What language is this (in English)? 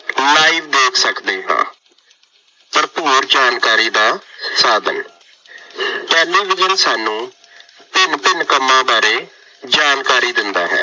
Punjabi